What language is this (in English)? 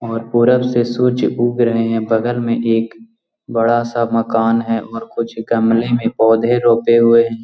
Magahi